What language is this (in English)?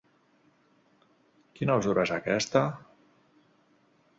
Catalan